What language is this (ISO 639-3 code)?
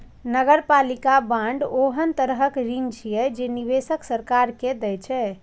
mai